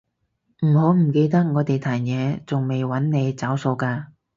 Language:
Cantonese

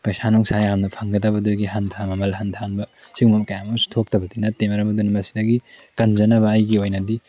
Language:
Manipuri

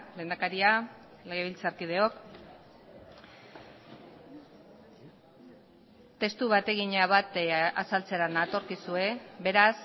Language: Basque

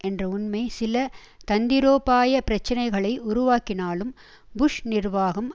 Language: Tamil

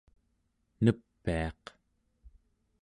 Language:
Central Yupik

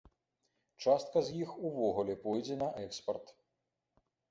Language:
Belarusian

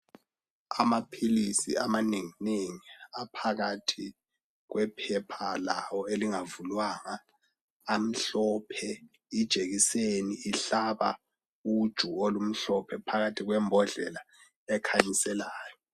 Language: North Ndebele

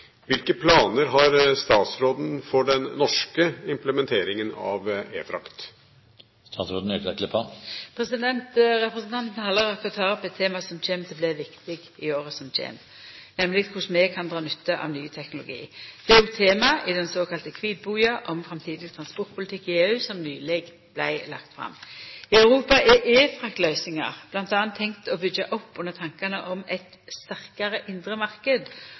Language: Norwegian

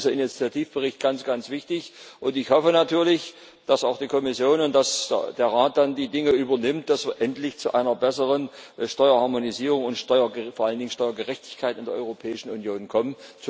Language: German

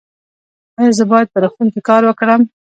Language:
Pashto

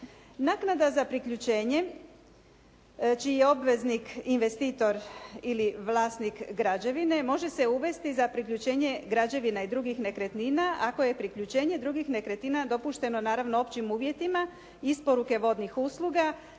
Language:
Croatian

